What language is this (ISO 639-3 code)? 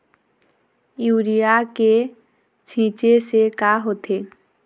hne